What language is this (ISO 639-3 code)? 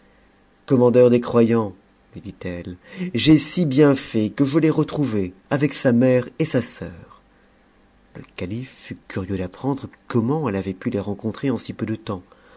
fra